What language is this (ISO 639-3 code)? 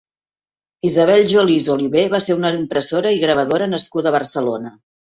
cat